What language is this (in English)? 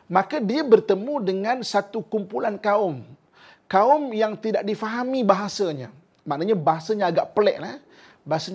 Malay